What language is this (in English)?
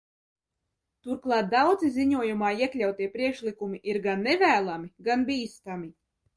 Latvian